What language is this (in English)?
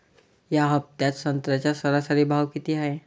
Marathi